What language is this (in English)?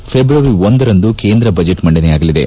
Kannada